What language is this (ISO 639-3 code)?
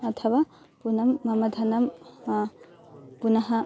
san